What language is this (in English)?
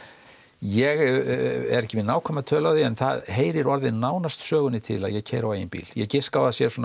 Icelandic